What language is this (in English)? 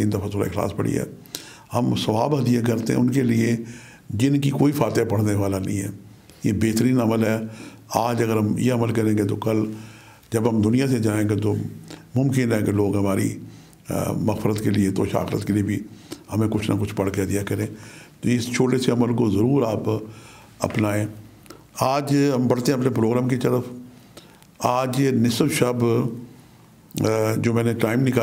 Turkish